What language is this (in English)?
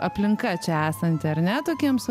Lithuanian